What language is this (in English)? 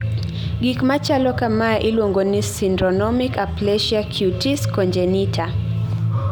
Luo (Kenya and Tanzania)